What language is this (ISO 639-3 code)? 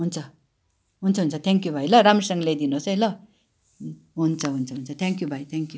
nep